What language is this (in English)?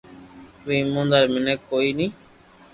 Loarki